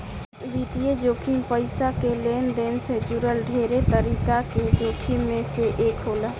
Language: Bhojpuri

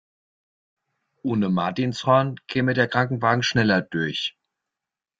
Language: German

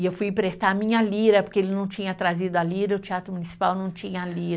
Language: Portuguese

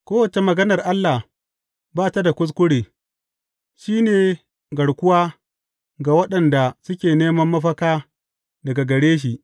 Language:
Hausa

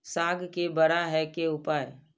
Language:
Maithili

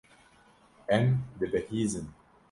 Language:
Kurdish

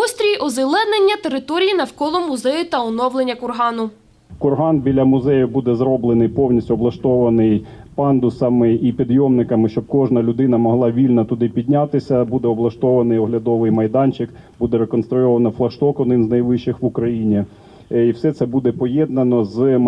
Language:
Ukrainian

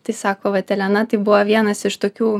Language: Lithuanian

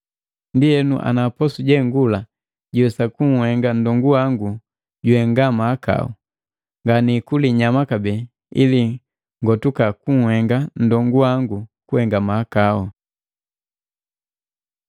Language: Matengo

